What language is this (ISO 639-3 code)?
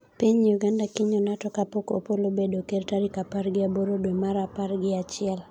luo